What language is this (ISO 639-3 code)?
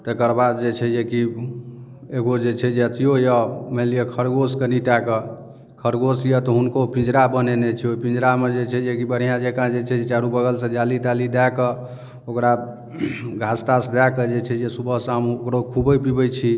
mai